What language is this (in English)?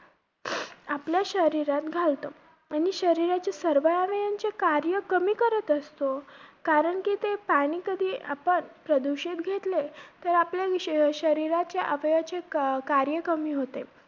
Marathi